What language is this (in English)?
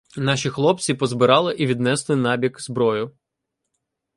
Ukrainian